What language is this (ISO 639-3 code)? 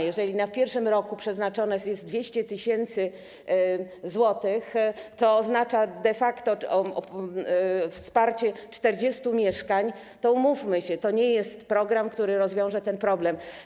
pol